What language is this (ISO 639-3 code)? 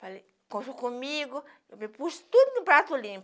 por